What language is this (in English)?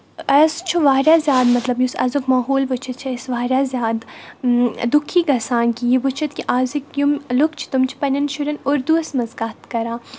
Kashmiri